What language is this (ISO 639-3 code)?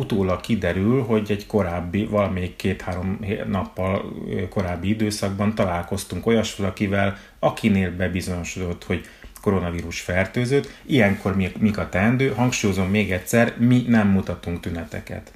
hun